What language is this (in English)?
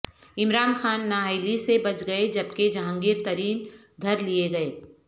Urdu